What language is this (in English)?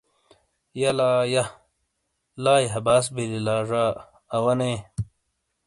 Shina